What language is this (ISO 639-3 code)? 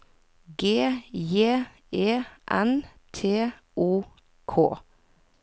nor